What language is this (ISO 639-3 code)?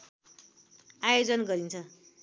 nep